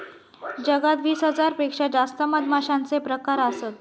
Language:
Marathi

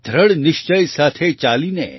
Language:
Gujarati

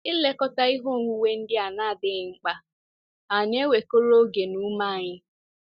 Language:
Igbo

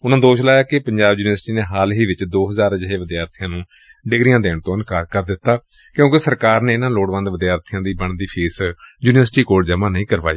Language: Punjabi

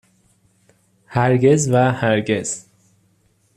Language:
Persian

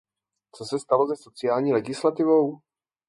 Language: Czech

